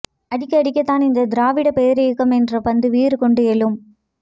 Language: Tamil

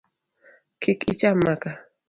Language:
Luo (Kenya and Tanzania)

